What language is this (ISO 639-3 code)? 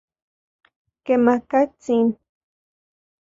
ncx